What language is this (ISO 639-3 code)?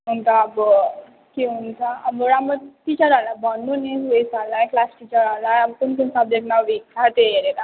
nep